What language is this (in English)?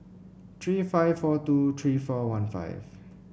English